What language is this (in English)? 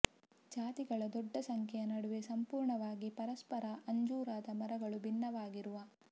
Kannada